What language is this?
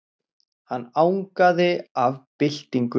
Icelandic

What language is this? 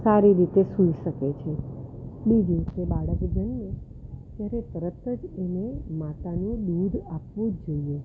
Gujarati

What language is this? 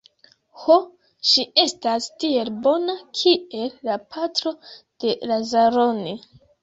Esperanto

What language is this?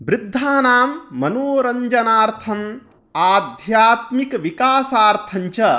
Sanskrit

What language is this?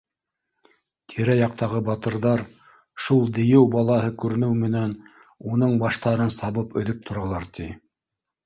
Bashkir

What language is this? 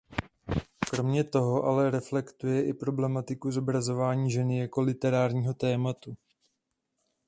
Czech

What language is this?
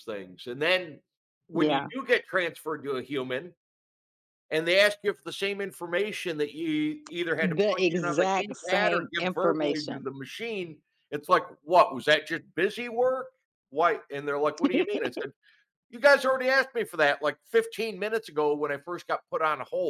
English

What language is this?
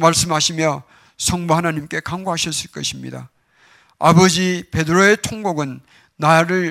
Korean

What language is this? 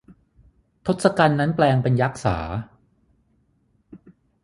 Thai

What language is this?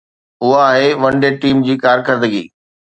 Sindhi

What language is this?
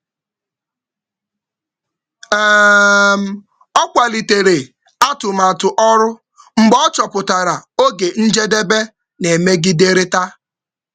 Igbo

